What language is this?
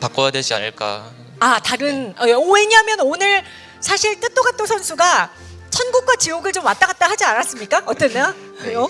Korean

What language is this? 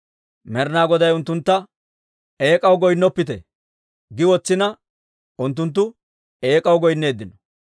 Dawro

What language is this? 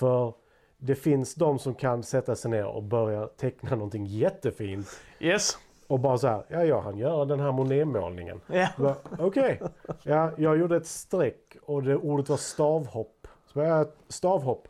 Swedish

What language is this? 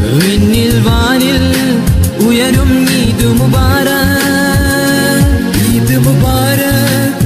Arabic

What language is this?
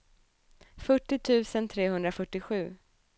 Swedish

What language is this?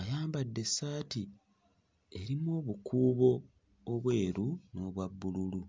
Ganda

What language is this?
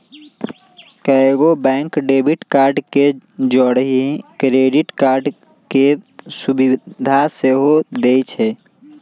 Magahi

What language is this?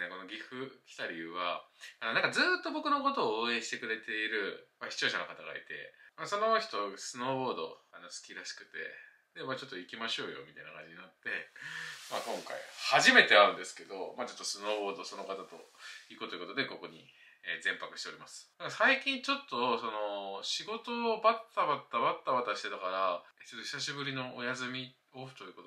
Japanese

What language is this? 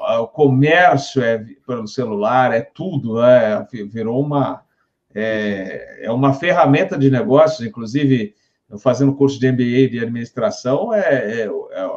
Portuguese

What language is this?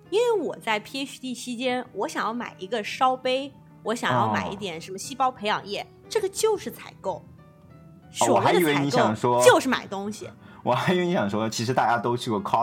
Chinese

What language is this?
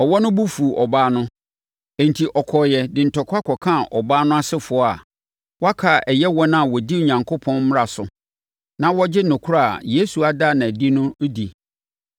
Akan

